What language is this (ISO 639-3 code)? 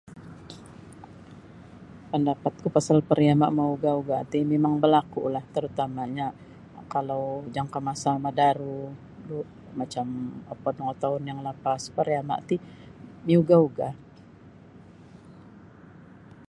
bsy